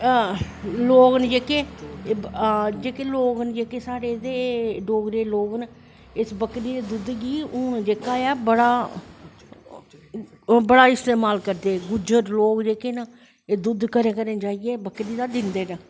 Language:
Dogri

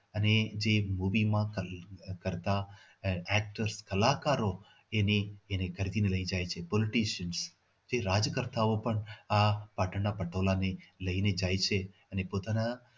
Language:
Gujarati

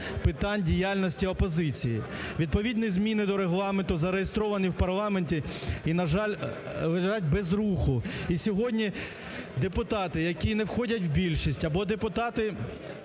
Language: Ukrainian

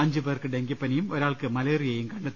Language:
Malayalam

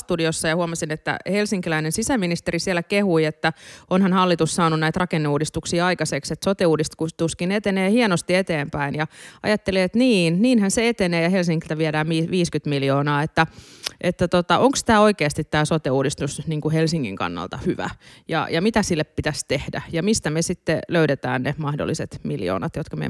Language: Finnish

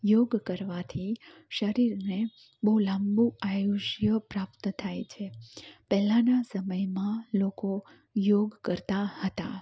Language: Gujarati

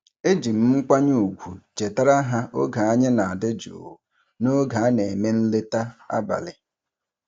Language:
Igbo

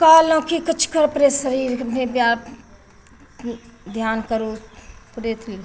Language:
Maithili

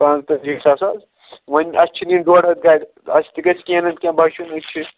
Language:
Kashmiri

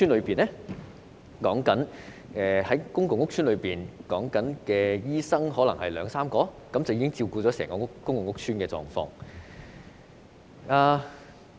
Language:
Cantonese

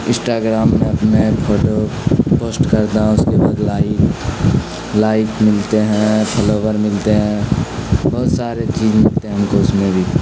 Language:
Urdu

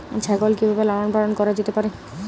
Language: Bangla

